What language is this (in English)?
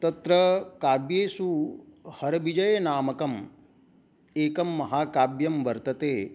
Sanskrit